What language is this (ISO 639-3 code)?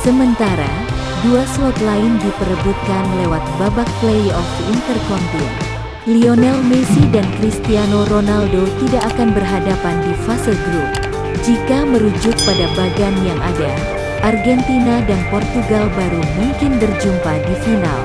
ind